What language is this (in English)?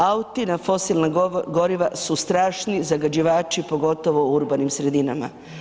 Croatian